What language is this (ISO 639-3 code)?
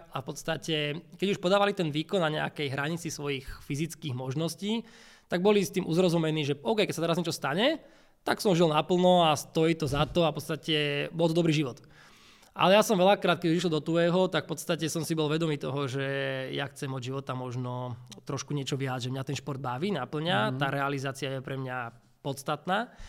slk